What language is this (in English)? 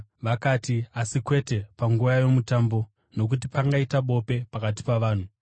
Shona